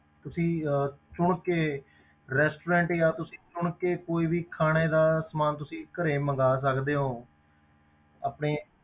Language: Punjabi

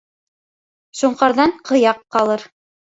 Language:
Bashkir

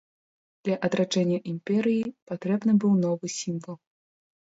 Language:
Belarusian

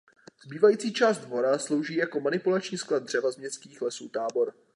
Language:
Czech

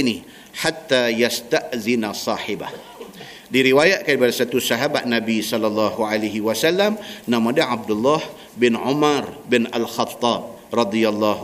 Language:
Malay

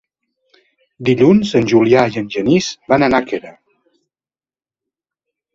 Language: Catalan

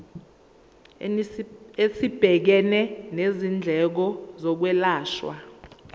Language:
Zulu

